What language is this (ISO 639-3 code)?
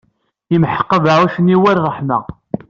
kab